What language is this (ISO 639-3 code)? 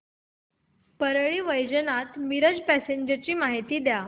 mar